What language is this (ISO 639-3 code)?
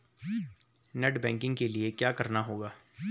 hin